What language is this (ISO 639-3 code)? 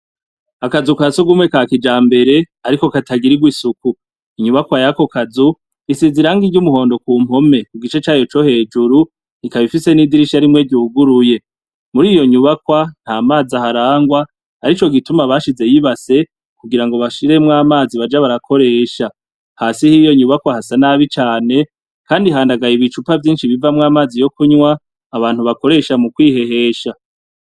run